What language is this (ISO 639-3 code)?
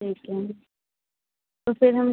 hin